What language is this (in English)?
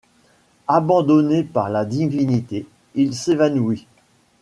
French